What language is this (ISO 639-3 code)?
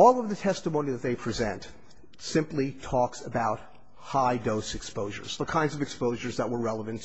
eng